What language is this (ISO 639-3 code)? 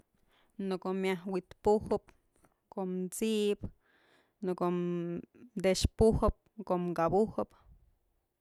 mzl